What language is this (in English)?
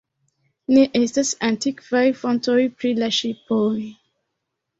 Esperanto